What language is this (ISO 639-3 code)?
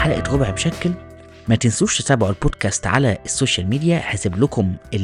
ara